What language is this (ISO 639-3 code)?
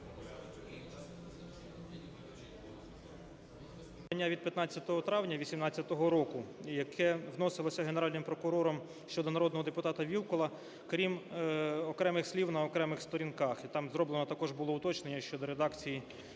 ukr